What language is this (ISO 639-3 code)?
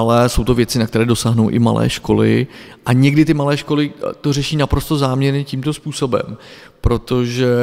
ces